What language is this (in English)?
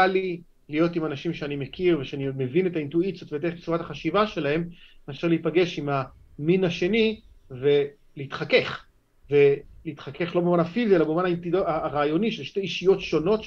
Hebrew